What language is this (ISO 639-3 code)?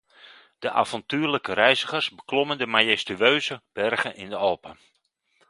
nld